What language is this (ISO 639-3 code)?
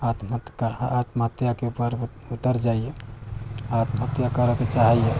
mai